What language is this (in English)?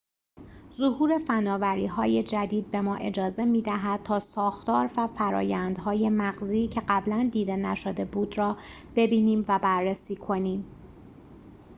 Persian